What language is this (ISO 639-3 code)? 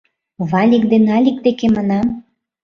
chm